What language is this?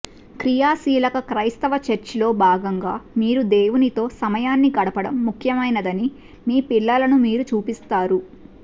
Telugu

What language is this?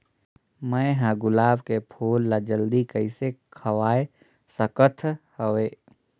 Chhattisgarhi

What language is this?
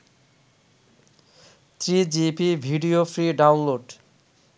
Bangla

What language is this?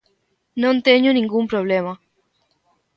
Galician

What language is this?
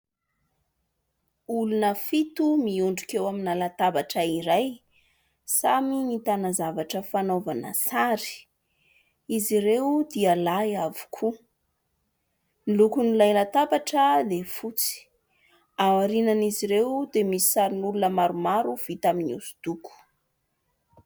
Malagasy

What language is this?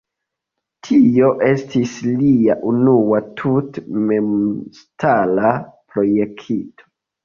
Esperanto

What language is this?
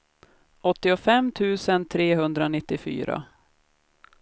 Swedish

